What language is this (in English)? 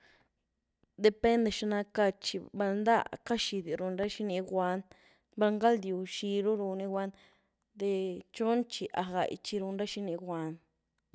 Güilá Zapotec